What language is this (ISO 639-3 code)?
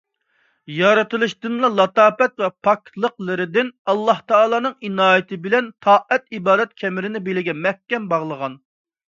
uig